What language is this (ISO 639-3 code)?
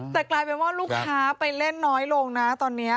tha